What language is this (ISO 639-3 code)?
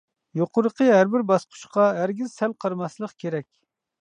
uig